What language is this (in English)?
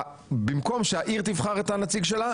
Hebrew